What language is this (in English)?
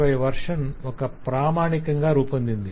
Telugu